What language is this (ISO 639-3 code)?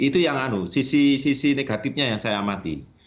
ind